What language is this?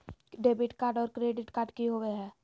Magahi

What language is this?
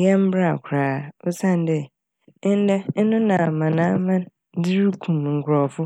Akan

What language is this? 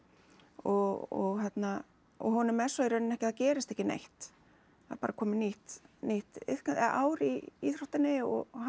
Icelandic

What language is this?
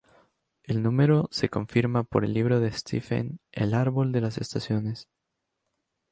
Spanish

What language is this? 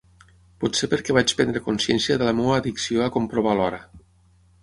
Catalan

